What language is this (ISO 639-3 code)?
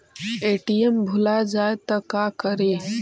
mag